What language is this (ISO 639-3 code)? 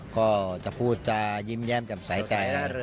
tha